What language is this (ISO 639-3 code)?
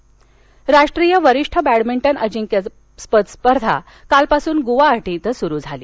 mar